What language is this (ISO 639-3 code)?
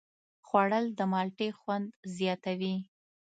pus